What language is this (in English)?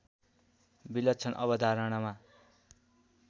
Nepali